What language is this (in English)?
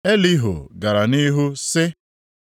Igbo